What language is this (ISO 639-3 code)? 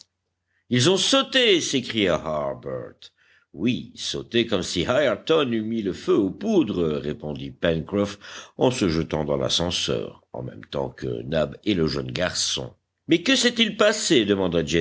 fra